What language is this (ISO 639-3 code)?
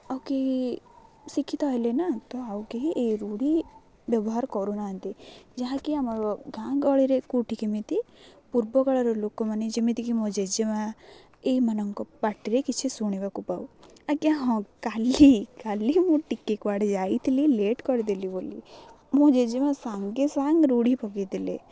ori